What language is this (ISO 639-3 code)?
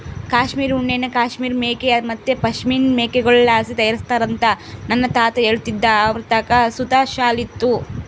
kan